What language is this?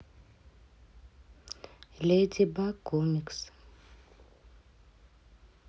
Russian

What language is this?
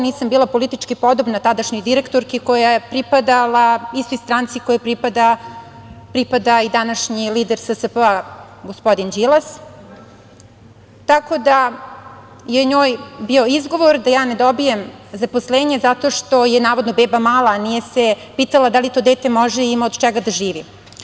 Serbian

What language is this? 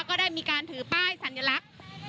Thai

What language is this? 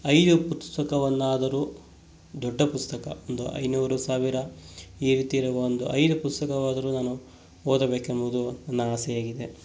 Kannada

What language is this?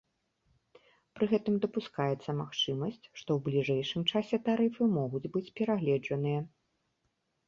Belarusian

